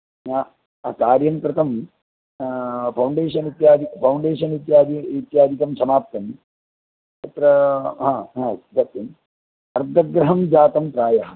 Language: Sanskrit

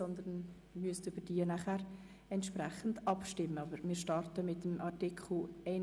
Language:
Swiss German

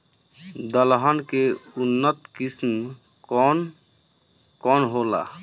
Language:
Bhojpuri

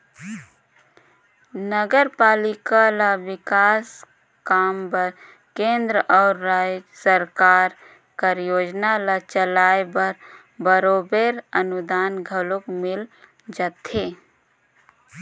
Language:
Chhattisgarhi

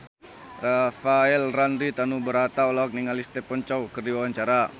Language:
Sundanese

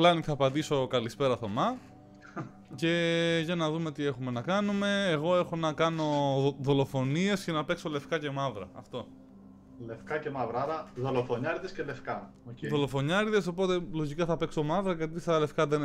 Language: Greek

